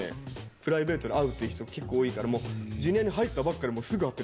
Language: Japanese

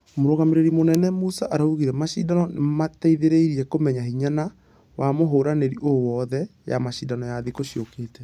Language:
Kikuyu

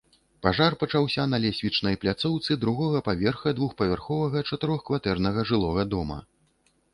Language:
Belarusian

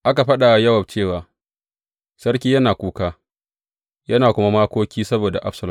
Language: Hausa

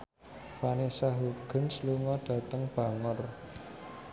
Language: Javanese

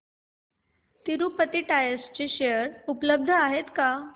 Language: Marathi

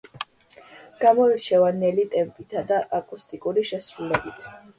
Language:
Georgian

